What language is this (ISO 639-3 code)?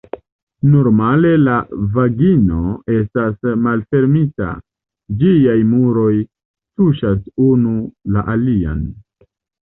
epo